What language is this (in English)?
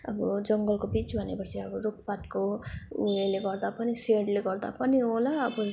Nepali